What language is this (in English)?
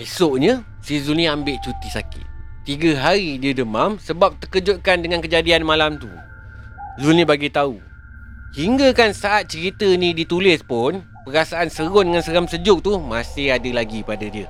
Malay